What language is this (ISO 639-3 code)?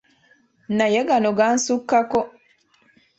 lug